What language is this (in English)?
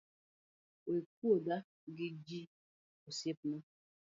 Luo (Kenya and Tanzania)